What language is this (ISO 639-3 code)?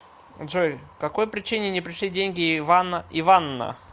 rus